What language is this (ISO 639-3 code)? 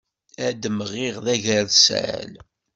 kab